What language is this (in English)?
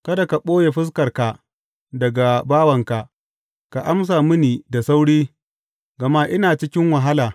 Hausa